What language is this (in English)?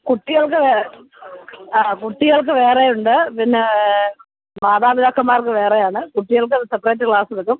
Malayalam